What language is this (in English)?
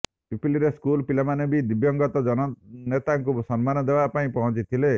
Odia